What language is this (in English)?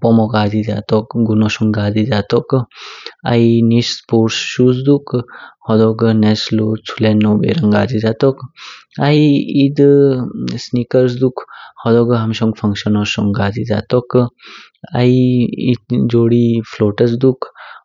Kinnauri